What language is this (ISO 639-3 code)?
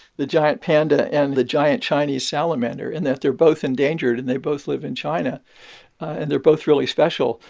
eng